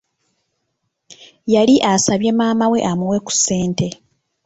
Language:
Ganda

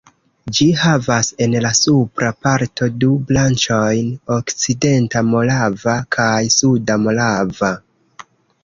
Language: Esperanto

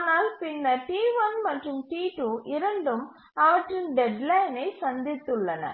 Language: Tamil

